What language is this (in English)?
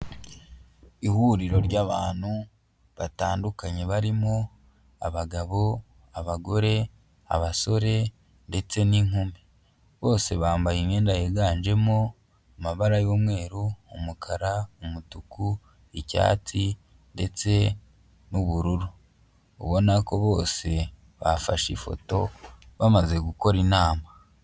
Kinyarwanda